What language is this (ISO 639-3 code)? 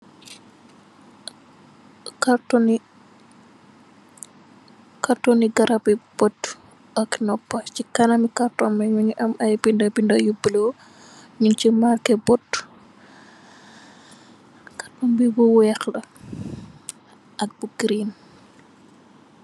wol